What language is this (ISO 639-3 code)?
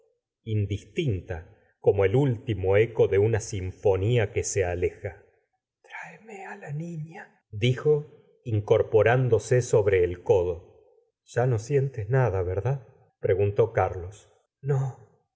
spa